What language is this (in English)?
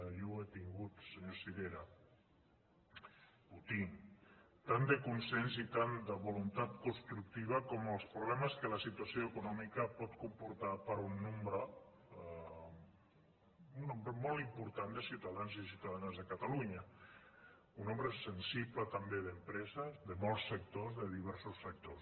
Catalan